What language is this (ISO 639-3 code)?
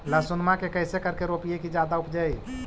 mag